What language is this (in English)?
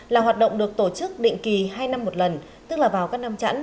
Vietnamese